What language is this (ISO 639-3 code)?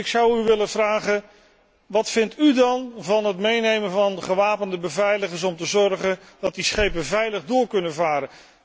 nld